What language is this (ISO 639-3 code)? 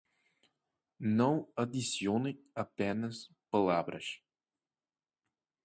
por